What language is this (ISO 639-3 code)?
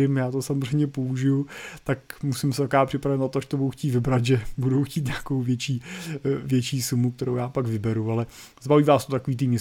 ces